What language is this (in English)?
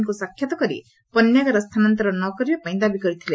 Odia